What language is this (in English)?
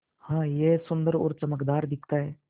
Hindi